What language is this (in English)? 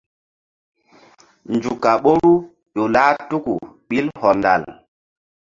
Mbum